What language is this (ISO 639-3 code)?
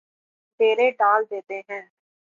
urd